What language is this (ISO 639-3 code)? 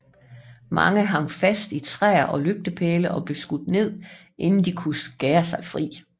dan